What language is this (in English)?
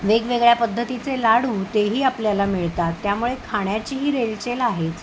Marathi